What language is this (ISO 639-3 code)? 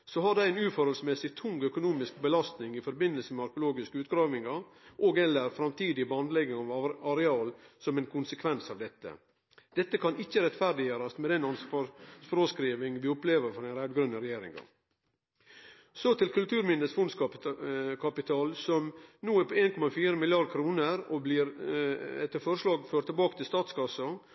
nno